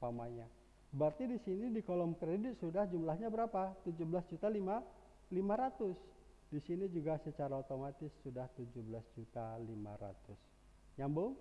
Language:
Indonesian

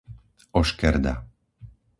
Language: Slovak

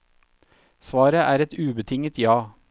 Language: Norwegian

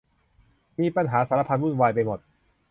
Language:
Thai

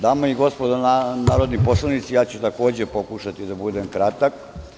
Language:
Serbian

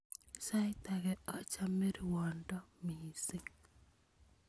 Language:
Kalenjin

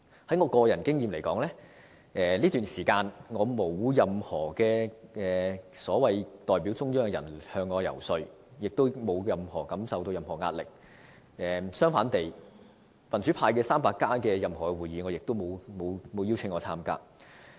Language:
Cantonese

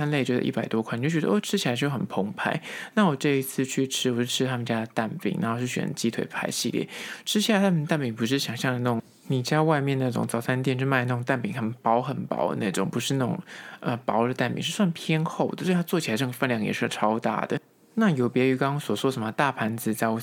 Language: Chinese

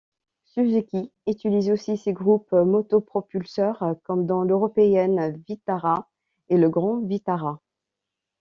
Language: French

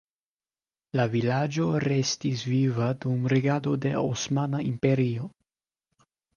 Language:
Esperanto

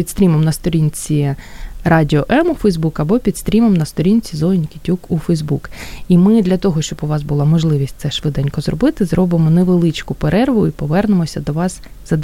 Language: Ukrainian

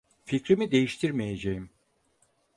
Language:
Turkish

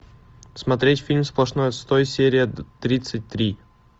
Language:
Russian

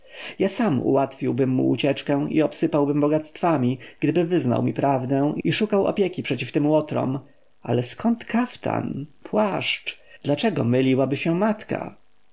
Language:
Polish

